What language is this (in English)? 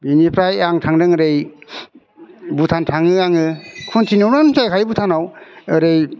Bodo